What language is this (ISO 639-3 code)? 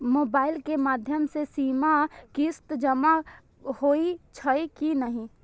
mai